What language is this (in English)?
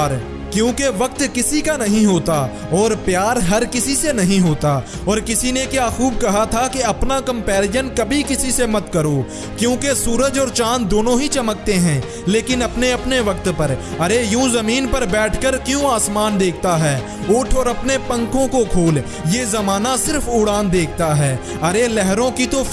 Urdu